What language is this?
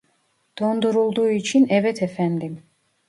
Turkish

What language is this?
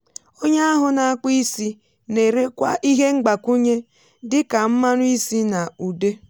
Igbo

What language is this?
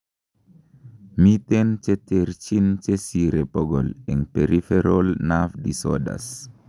Kalenjin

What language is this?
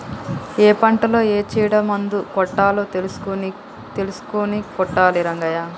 Telugu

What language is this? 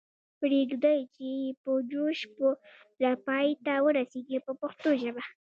Pashto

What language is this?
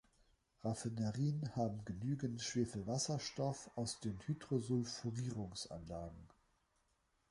German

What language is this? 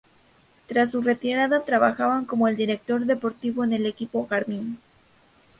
Spanish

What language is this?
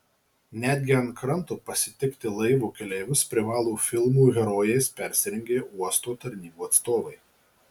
Lithuanian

